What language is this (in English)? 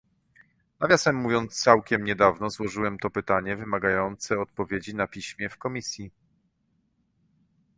Polish